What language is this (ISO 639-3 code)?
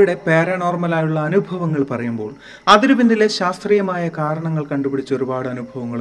mal